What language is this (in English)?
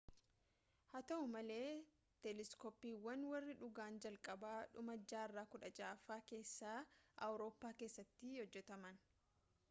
Oromo